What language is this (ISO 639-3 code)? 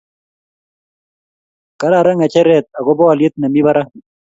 kln